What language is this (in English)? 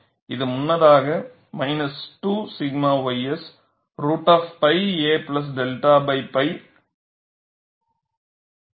Tamil